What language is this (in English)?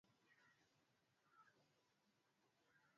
Swahili